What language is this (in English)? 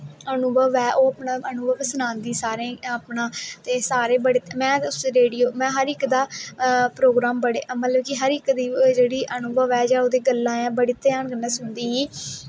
Dogri